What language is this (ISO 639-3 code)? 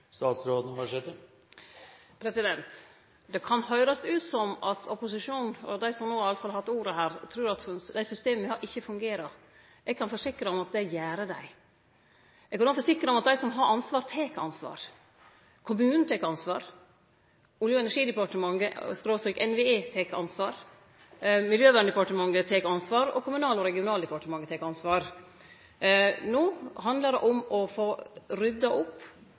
nno